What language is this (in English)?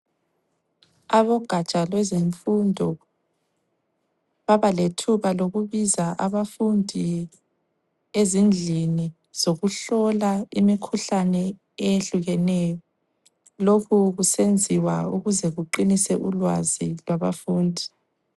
North Ndebele